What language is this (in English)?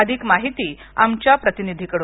Marathi